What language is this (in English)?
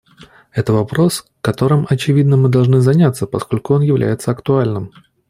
Russian